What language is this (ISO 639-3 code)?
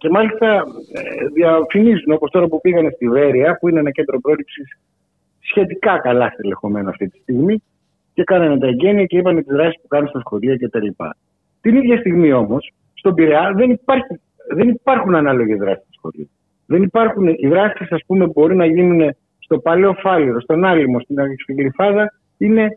ell